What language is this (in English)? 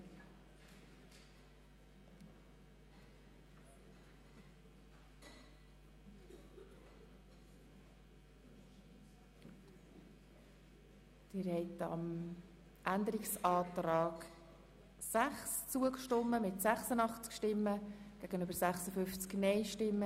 Swiss German